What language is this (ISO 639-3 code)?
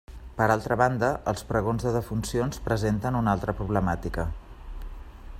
cat